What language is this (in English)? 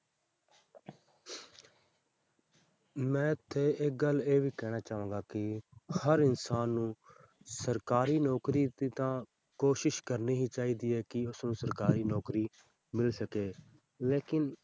Punjabi